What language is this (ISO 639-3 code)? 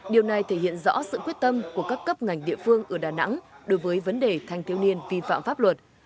vie